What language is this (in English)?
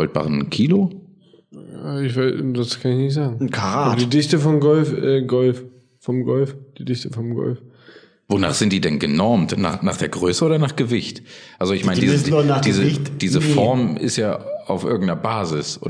German